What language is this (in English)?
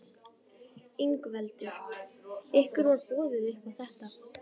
Icelandic